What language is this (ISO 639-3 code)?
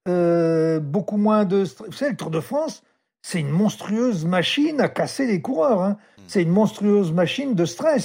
fra